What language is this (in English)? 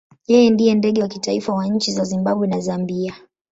Swahili